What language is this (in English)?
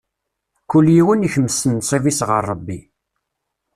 Kabyle